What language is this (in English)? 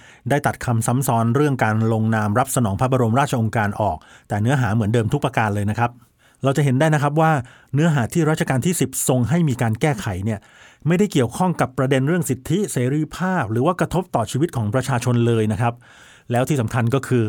Thai